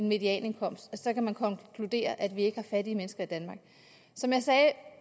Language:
Danish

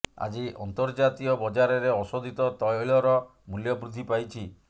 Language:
Odia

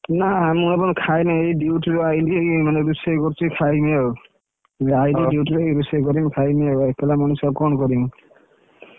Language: Odia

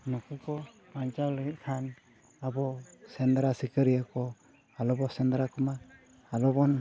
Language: Santali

